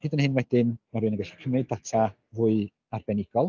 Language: Welsh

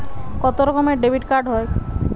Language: Bangla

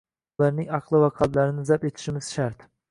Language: Uzbek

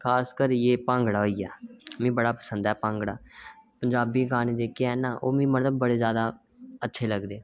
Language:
Dogri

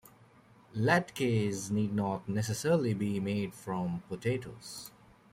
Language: English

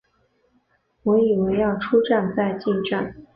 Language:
Chinese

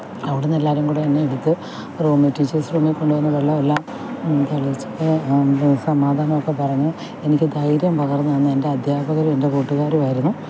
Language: Malayalam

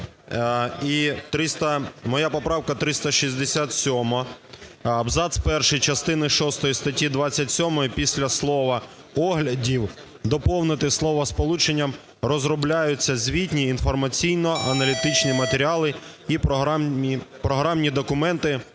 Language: Ukrainian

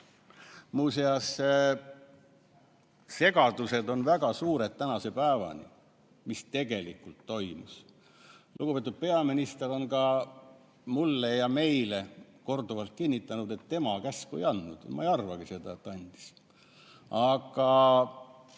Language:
Estonian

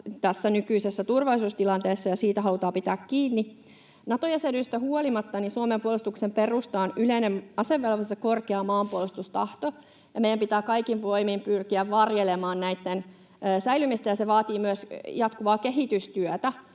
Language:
Finnish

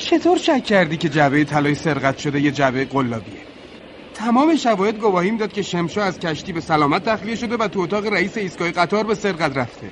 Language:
Persian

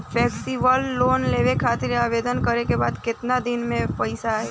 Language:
Bhojpuri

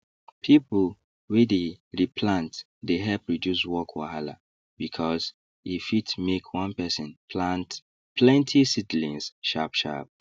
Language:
Nigerian Pidgin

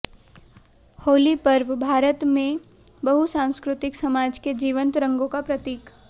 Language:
Hindi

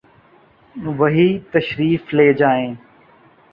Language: Urdu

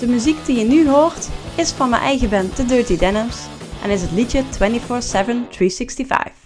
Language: Dutch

